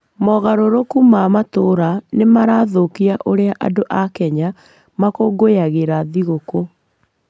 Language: Kikuyu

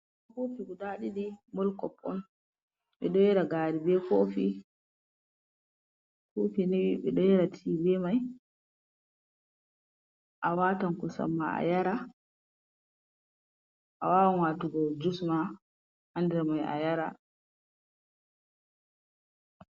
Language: Fula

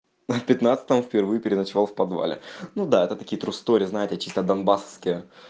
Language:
Russian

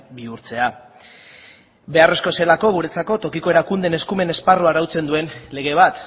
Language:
Basque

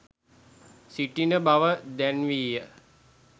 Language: Sinhala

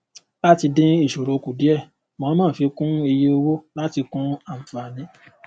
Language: Yoruba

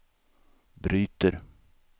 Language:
Swedish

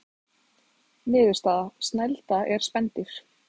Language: Icelandic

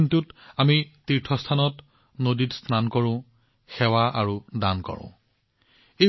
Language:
Assamese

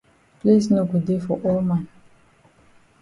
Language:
Cameroon Pidgin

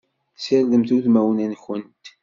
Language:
Kabyle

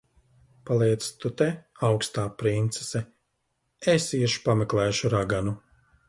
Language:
Latvian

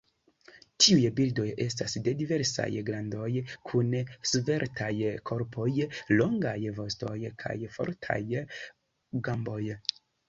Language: Esperanto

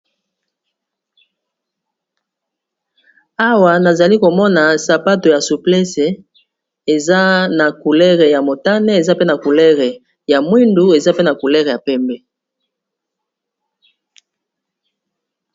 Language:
Lingala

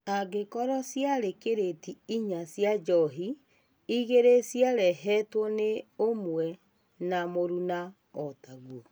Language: Kikuyu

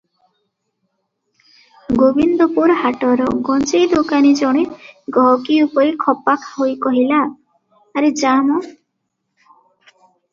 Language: Odia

